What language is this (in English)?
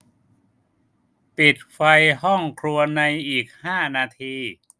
Thai